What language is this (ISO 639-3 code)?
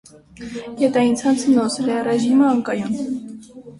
hye